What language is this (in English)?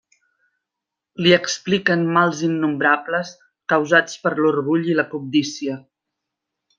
Catalan